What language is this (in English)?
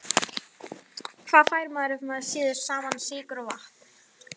Icelandic